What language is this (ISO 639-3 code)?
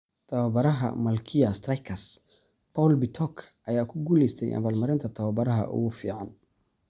som